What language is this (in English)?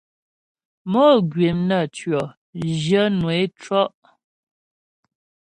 Ghomala